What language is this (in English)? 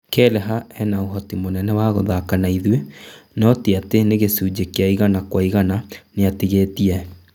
Kikuyu